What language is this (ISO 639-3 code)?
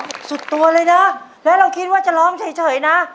tha